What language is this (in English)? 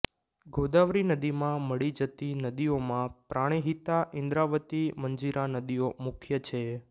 Gujarati